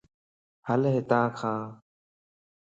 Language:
Lasi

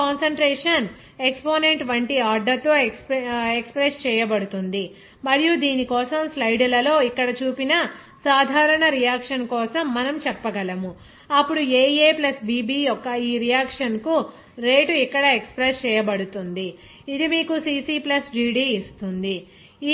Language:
Telugu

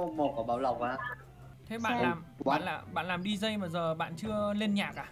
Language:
Vietnamese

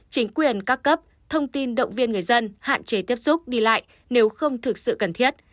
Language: Vietnamese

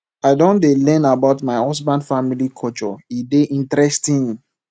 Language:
Nigerian Pidgin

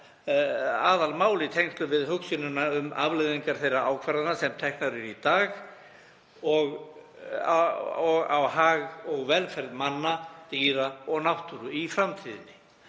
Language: Icelandic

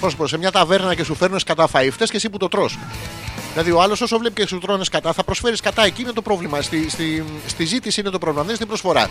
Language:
Greek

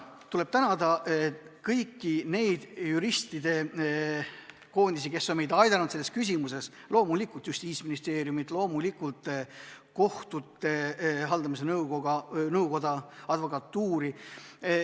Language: Estonian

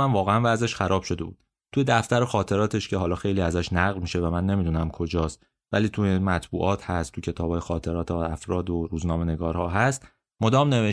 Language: Persian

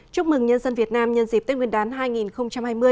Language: Vietnamese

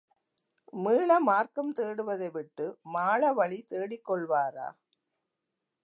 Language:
Tamil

